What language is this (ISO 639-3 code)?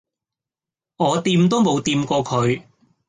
yue